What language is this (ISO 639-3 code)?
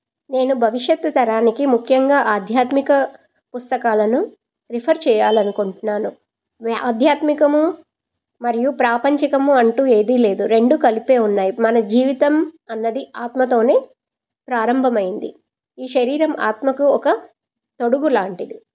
tel